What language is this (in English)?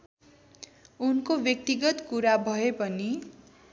Nepali